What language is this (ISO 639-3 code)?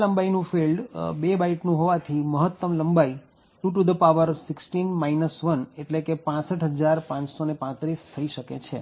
guj